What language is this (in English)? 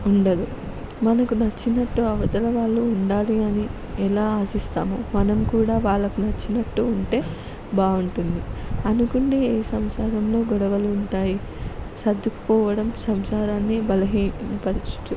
Telugu